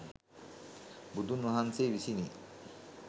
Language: Sinhala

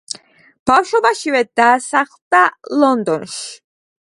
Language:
Georgian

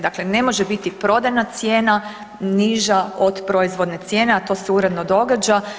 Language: Croatian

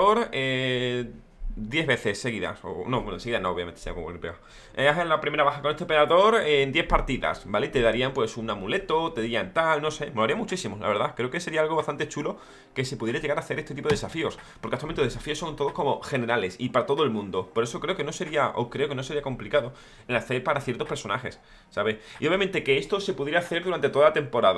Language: Spanish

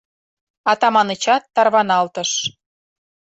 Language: Mari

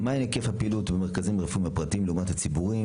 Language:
Hebrew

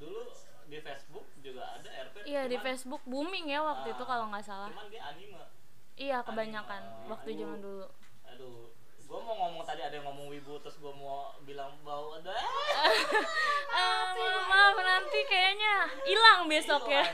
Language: Indonesian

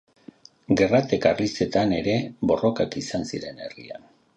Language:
Basque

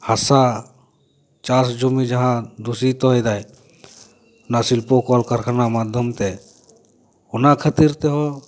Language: Santali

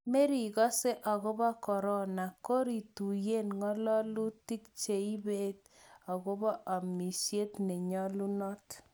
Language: Kalenjin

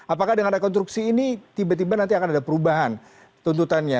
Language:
Indonesian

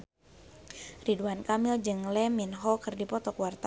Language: Sundanese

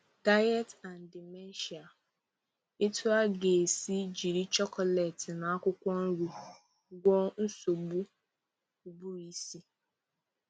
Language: Igbo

